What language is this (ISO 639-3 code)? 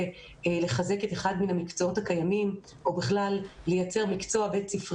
heb